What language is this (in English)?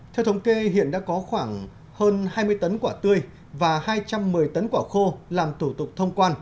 Vietnamese